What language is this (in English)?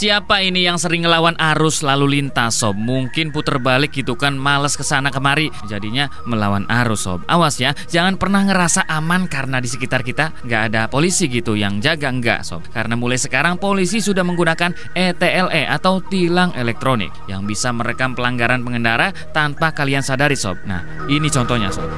Indonesian